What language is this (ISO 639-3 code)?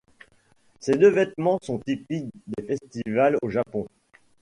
fra